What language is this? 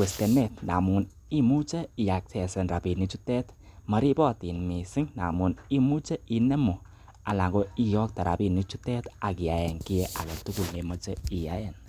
Kalenjin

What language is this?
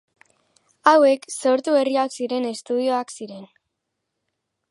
Basque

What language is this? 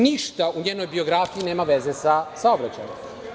Serbian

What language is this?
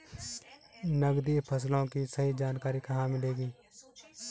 Hindi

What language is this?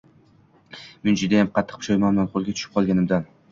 Uzbek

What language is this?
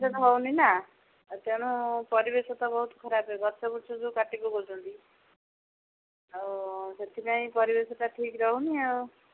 Odia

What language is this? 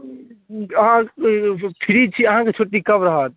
Maithili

